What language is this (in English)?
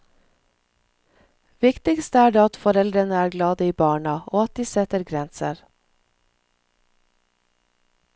Norwegian